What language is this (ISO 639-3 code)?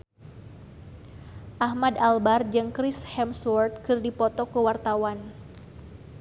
sun